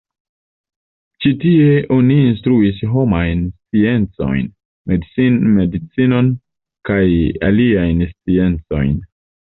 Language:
Esperanto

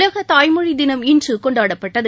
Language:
Tamil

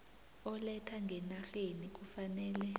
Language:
South Ndebele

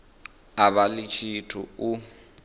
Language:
Venda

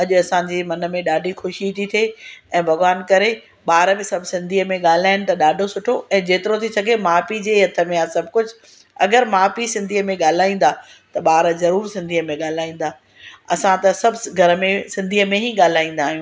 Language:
Sindhi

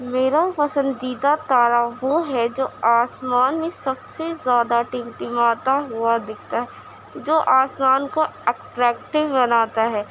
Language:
Urdu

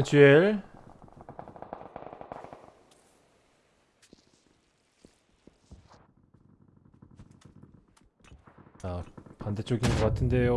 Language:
Korean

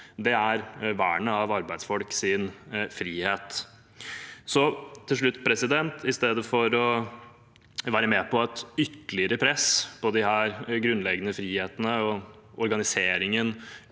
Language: Norwegian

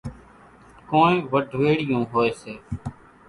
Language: Kachi Koli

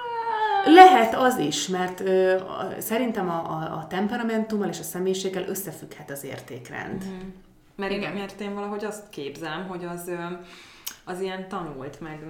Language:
Hungarian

